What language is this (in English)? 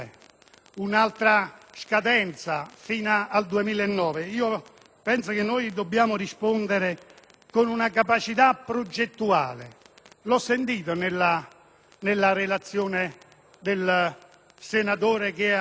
Italian